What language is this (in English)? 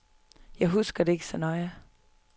Danish